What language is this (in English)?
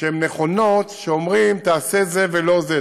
Hebrew